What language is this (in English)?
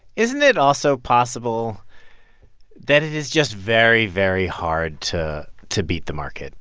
English